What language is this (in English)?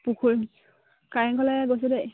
Assamese